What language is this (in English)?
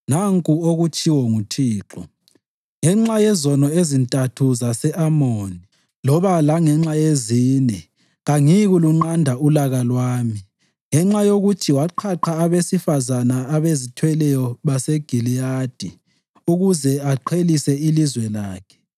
North Ndebele